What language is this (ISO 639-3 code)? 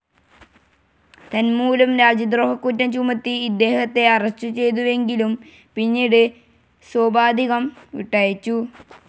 mal